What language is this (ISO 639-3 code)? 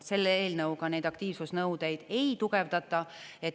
est